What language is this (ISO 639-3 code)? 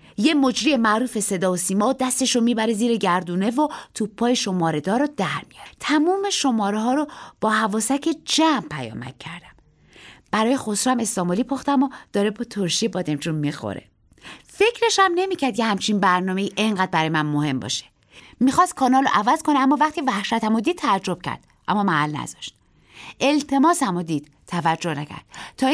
fas